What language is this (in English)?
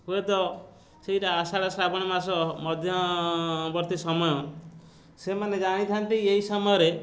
Odia